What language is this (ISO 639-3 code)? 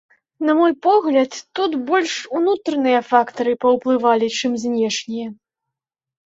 bel